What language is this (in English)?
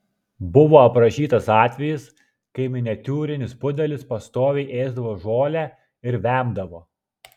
Lithuanian